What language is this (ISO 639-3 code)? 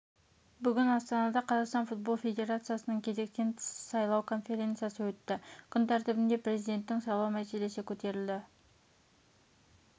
kaz